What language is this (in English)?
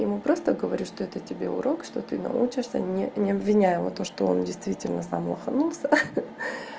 Russian